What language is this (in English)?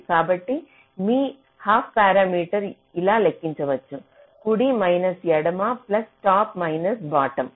Telugu